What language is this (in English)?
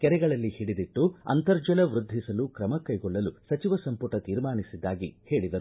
Kannada